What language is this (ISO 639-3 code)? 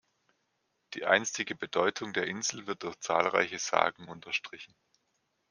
deu